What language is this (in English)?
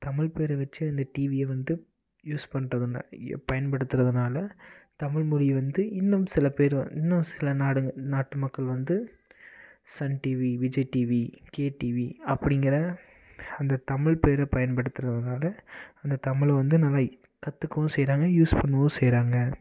Tamil